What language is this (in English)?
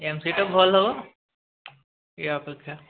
Odia